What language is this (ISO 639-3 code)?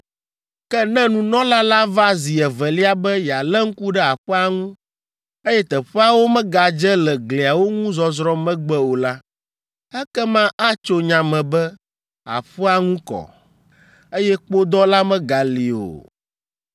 ewe